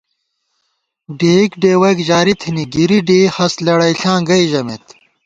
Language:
Gawar-Bati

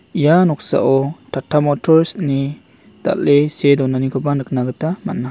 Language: Garo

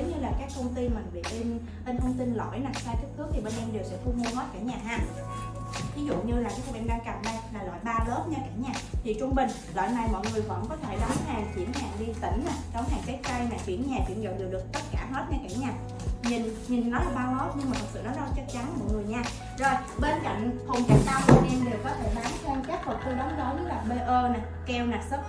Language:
Vietnamese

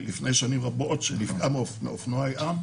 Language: Hebrew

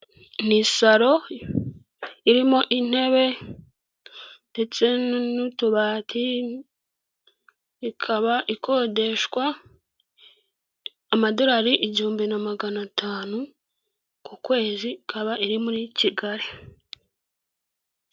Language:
Kinyarwanda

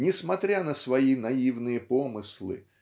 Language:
Russian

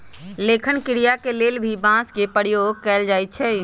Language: Magahi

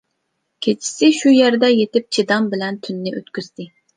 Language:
Uyghur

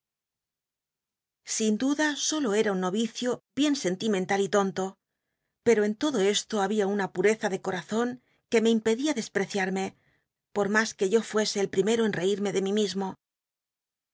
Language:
Spanish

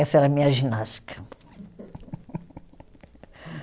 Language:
Portuguese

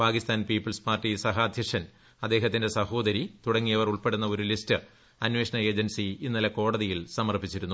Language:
Malayalam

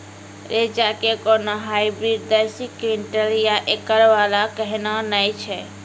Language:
Maithili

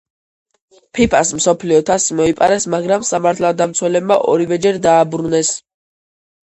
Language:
Georgian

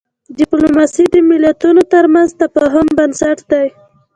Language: Pashto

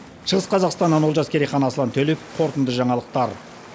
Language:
Kazakh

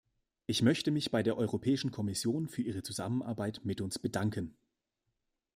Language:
German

